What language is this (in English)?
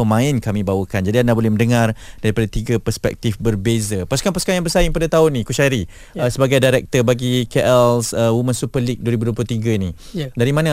Malay